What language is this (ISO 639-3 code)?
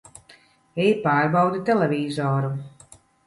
lav